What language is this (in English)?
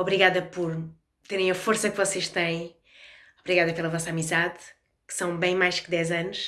Portuguese